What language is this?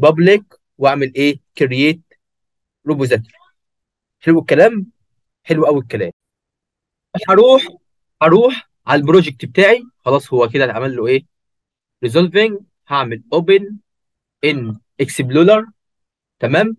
Arabic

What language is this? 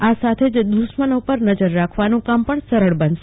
Gujarati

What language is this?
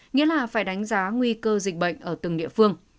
Vietnamese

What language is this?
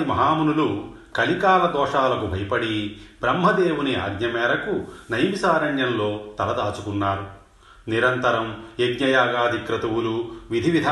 Telugu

